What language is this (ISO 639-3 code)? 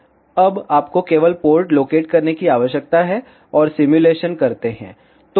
hin